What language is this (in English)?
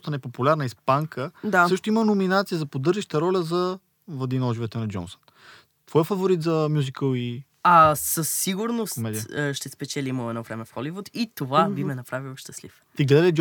Bulgarian